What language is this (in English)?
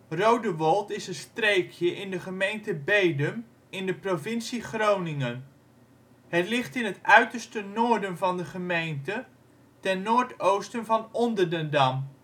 Dutch